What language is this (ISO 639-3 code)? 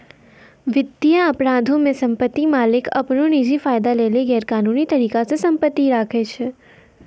mai